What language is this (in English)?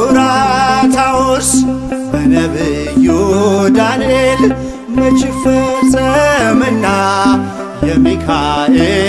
Amharic